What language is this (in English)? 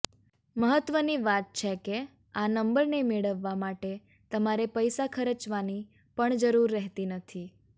Gujarati